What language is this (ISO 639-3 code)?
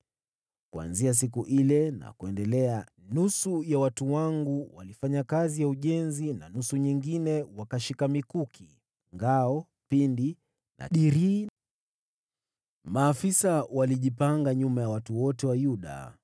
swa